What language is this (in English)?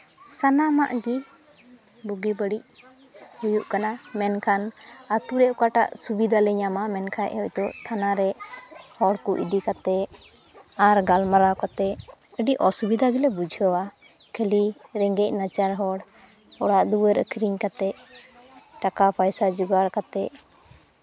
Santali